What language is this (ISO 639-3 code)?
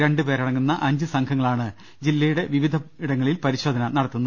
mal